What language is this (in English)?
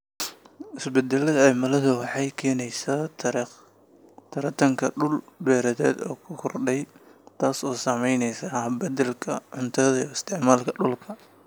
Somali